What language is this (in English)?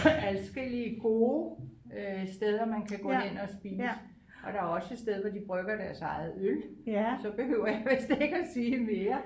Danish